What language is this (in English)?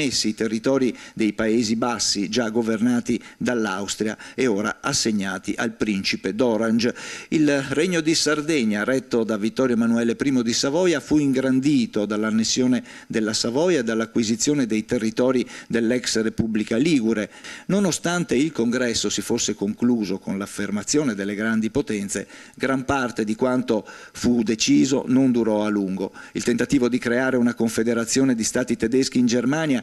Italian